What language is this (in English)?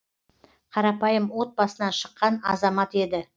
Kazakh